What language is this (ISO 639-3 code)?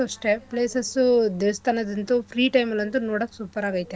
kan